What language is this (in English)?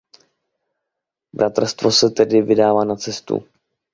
Czech